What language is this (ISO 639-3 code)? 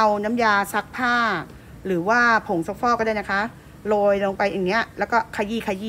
tha